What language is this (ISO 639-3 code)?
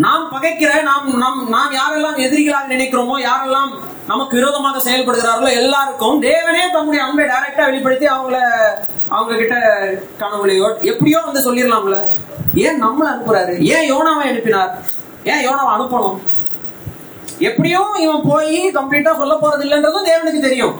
tam